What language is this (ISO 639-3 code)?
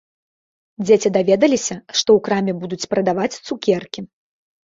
bel